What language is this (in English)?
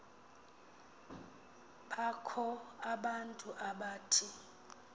Xhosa